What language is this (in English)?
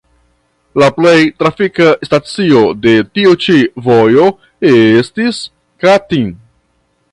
Esperanto